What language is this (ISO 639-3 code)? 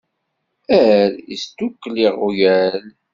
kab